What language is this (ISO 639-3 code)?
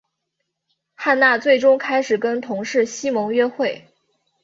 zho